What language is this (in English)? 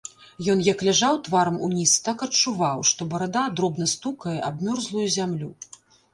Belarusian